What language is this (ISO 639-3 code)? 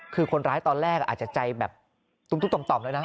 tha